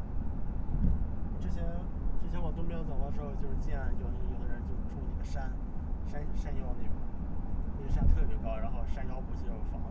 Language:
Chinese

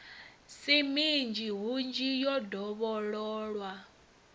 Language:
Venda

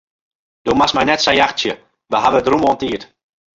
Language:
Western Frisian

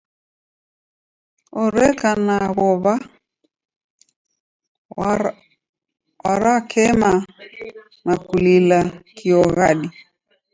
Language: Taita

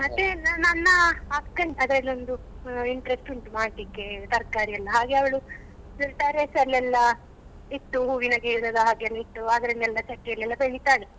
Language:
Kannada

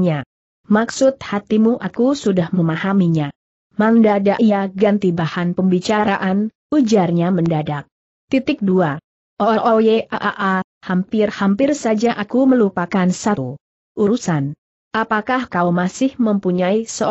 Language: Indonesian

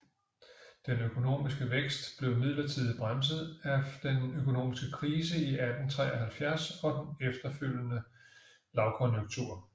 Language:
Danish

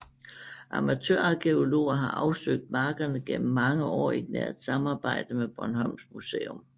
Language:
Danish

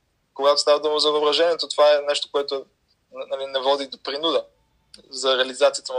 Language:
Bulgarian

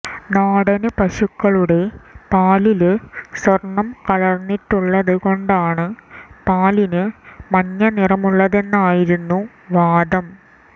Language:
Malayalam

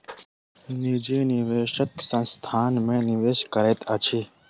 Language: Maithili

